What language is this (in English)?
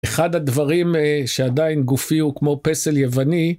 Hebrew